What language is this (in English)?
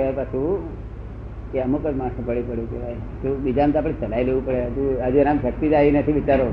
Gujarati